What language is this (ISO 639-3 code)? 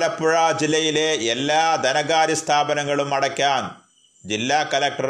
mal